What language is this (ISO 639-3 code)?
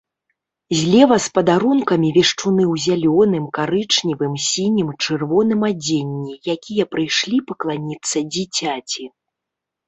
bel